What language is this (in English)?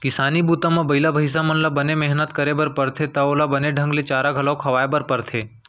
Chhattisgarhi